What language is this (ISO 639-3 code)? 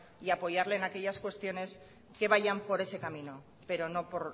spa